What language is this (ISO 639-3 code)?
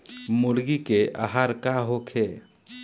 bho